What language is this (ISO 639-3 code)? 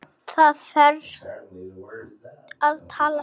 isl